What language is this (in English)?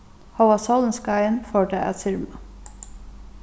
Faroese